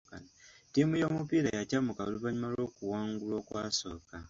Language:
Ganda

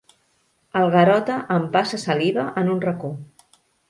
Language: Catalan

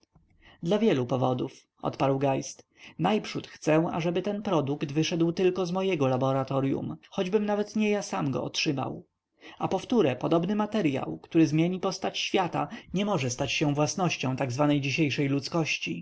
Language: Polish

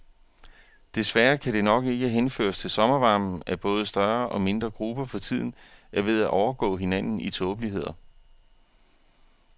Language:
Danish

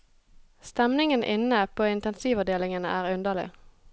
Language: Norwegian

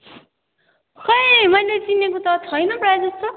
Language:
Nepali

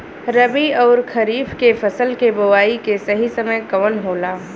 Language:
Bhojpuri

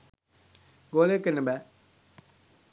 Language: Sinhala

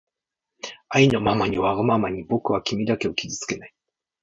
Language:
Japanese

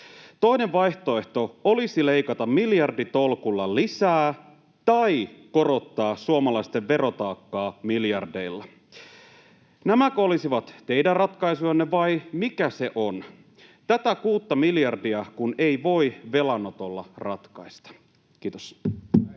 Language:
Finnish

